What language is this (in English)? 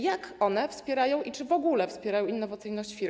Polish